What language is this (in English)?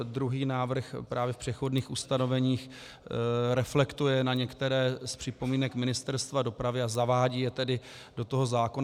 Czech